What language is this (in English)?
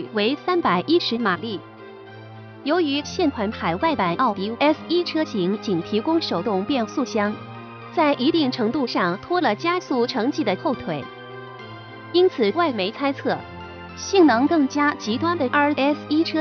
Chinese